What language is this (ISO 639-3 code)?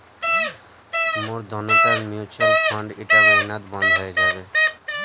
mag